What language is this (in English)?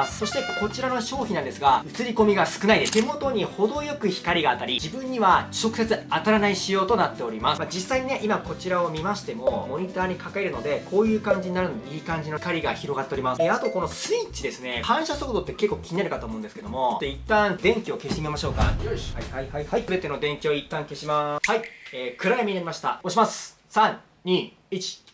Japanese